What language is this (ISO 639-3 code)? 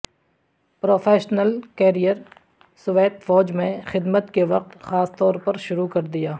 urd